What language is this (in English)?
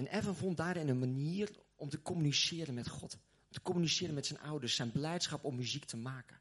Dutch